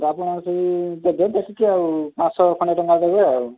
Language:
Odia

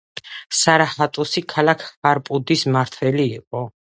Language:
Georgian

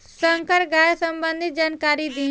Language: Bhojpuri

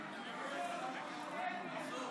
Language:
Hebrew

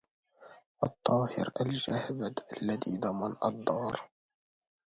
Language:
Arabic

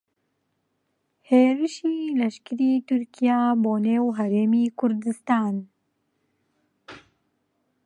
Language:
Central Kurdish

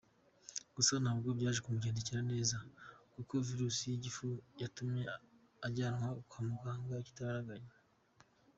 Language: Kinyarwanda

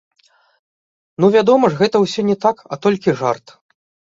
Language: Belarusian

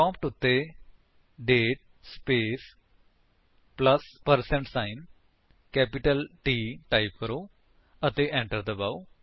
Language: Punjabi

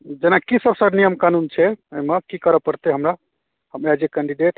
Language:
Maithili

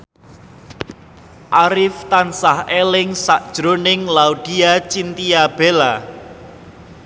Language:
Javanese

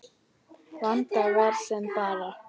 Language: Icelandic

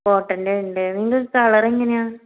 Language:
Malayalam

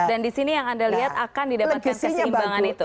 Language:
Indonesian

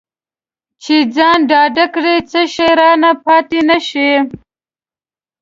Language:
Pashto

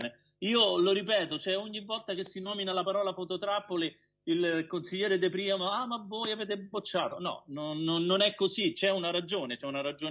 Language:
Italian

